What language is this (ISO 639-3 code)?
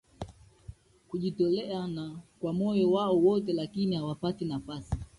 swa